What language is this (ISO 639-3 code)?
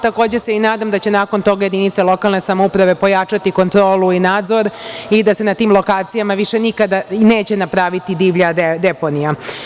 srp